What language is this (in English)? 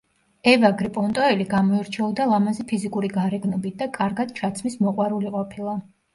Georgian